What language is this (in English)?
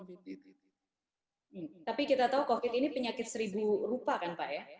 Indonesian